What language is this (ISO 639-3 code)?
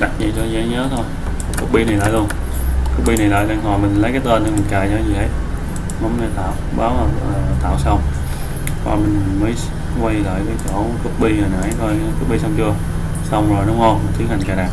vie